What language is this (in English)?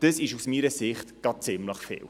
Swiss German